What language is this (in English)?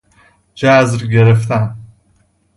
Persian